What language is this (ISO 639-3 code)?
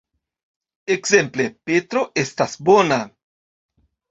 epo